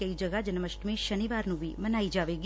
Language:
Punjabi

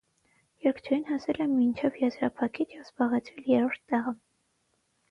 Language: Armenian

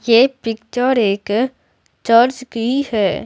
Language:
Hindi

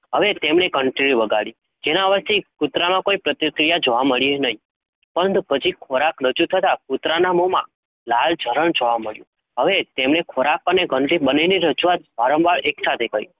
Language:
Gujarati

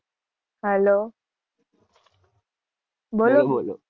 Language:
Gujarati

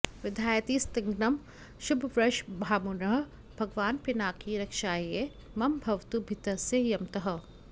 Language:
Sanskrit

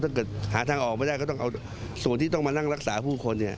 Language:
Thai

